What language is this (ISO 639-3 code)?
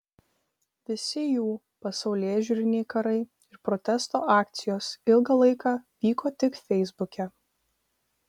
lit